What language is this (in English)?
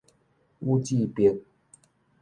Min Nan Chinese